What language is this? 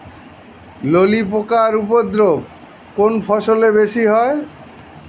Bangla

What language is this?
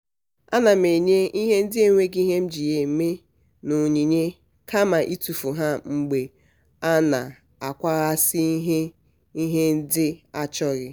Igbo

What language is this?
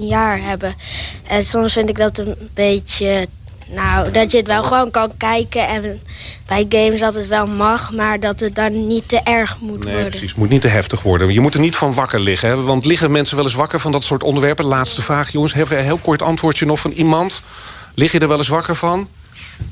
Dutch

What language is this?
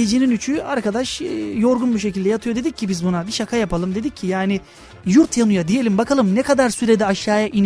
Turkish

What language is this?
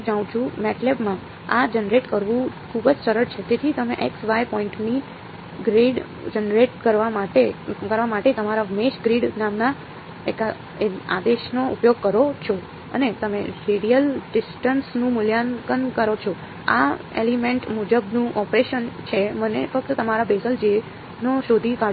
Gujarati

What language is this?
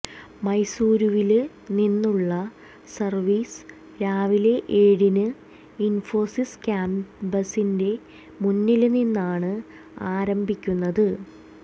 Malayalam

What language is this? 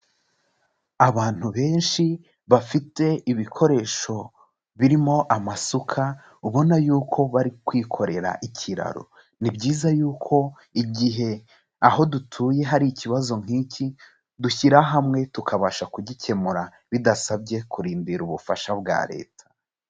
Kinyarwanda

